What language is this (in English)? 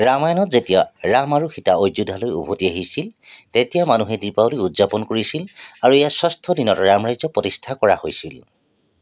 Assamese